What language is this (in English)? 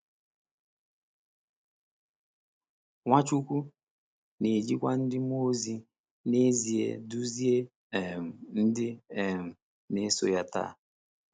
Igbo